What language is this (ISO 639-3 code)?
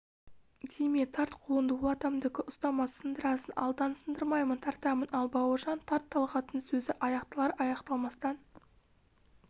kaz